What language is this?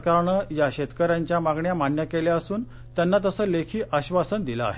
Marathi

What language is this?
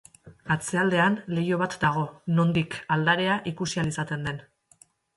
Basque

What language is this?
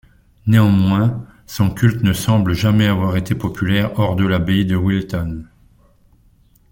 French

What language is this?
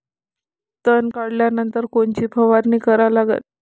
Marathi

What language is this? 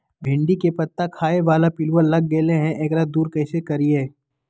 Magahi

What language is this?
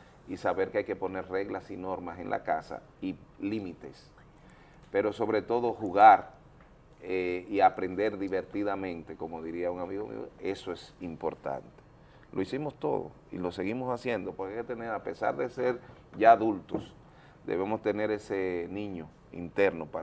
Spanish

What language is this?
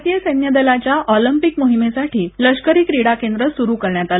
Marathi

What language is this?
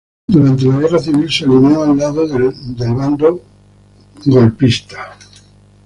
Spanish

